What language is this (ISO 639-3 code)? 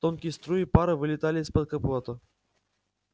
rus